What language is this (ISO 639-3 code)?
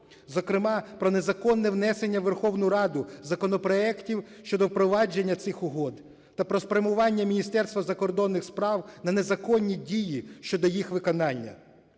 ukr